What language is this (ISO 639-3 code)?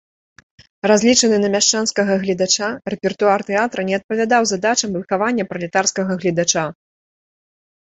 bel